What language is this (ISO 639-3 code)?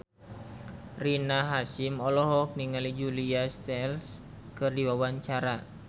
sun